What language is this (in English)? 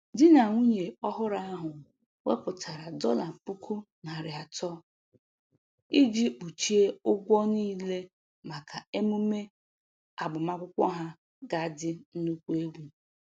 Igbo